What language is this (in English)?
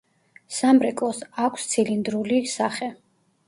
Georgian